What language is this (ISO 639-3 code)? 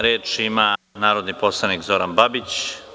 srp